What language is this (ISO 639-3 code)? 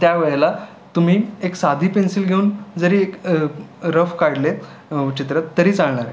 mar